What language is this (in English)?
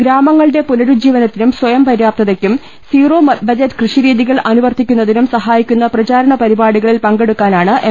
Malayalam